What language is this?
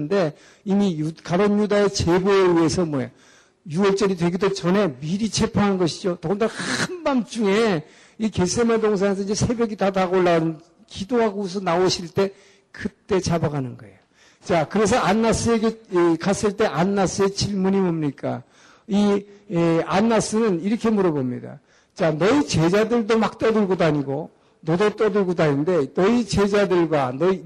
Korean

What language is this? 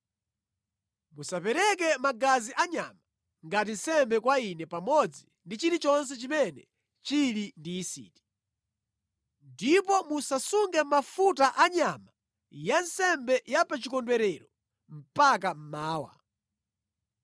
Nyanja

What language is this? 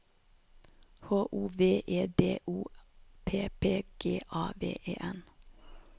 Norwegian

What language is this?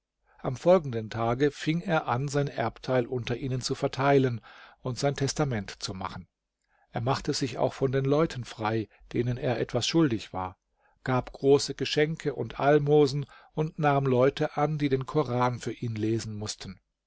German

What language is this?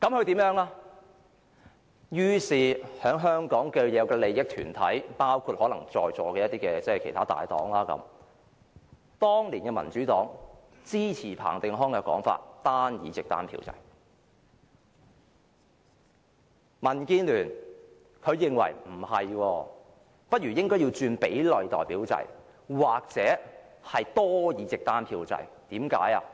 Cantonese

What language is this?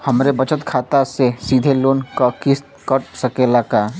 Bhojpuri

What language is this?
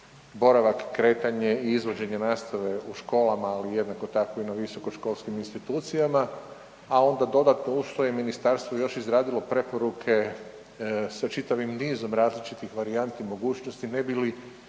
Croatian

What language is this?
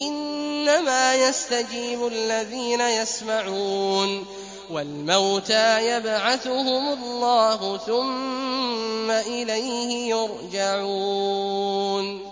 Arabic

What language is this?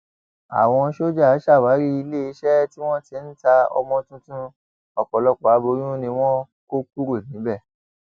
Yoruba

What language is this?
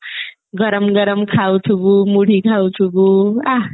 Odia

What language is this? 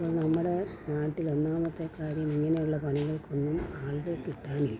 Malayalam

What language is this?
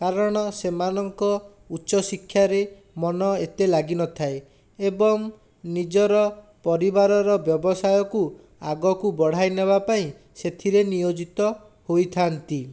Odia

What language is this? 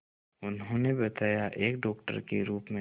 Hindi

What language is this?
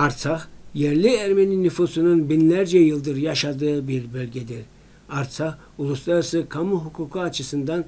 Turkish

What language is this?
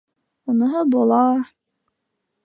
Bashkir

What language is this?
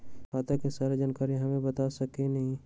Magahi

